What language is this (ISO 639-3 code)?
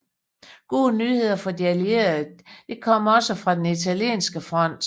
dan